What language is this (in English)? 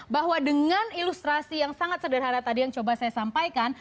Indonesian